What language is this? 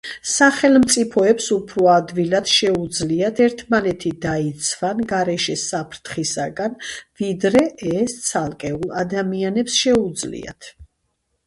Georgian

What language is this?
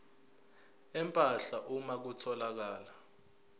Zulu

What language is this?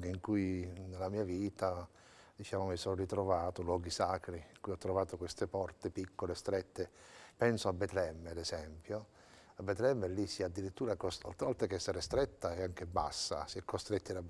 Italian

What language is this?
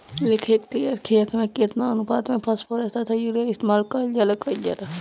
Bhojpuri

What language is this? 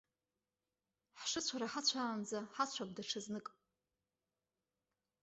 Abkhazian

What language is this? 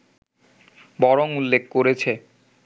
Bangla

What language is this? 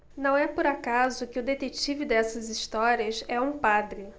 Portuguese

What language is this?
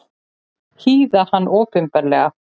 Icelandic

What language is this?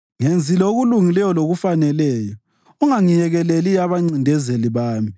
North Ndebele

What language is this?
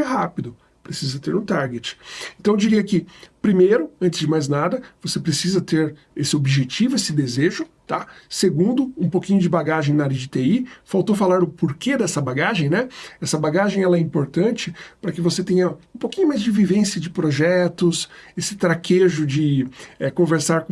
Portuguese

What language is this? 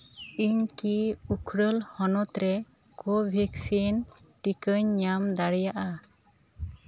Santali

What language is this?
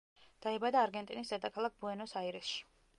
Georgian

